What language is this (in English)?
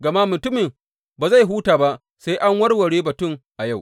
Hausa